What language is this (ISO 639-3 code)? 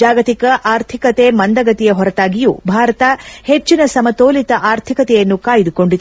kan